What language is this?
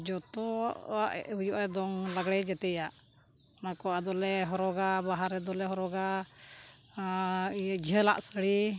Santali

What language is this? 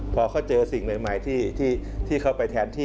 Thai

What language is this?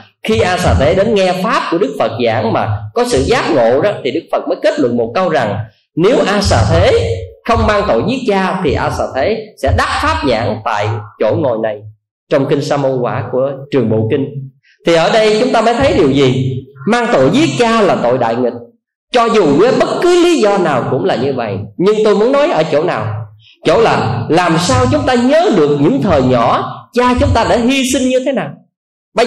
Vietnamese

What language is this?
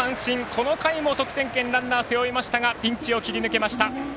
Japanese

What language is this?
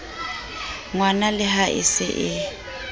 Southern Sotho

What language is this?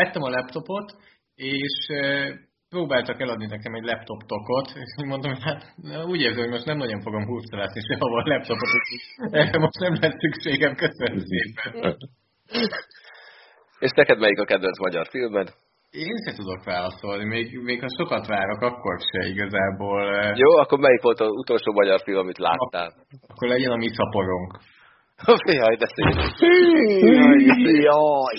Hungarian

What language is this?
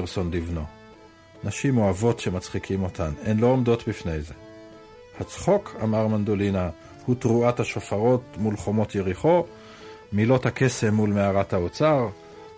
Hebrew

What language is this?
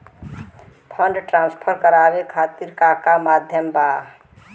Bhojpuri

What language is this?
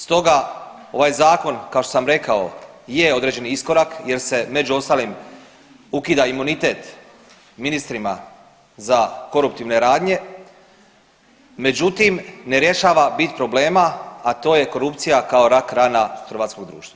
Croatian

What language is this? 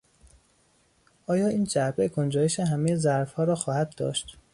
Persian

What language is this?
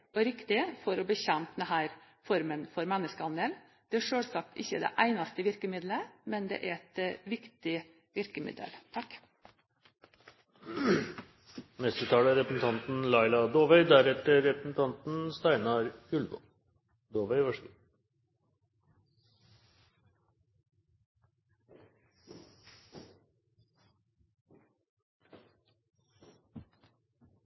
Norwegian Bokmål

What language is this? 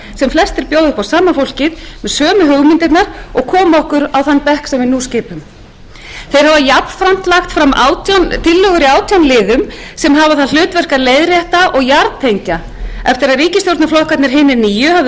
Icelandic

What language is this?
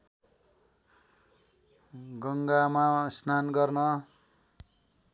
Nepali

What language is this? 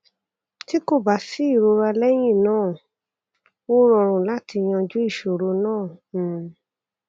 Yoruba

